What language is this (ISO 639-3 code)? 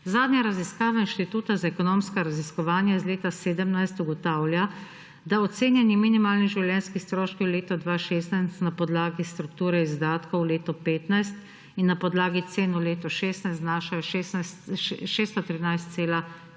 slv